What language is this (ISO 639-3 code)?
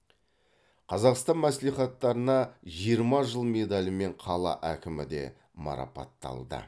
kaz